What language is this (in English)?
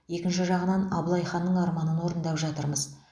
Kazakh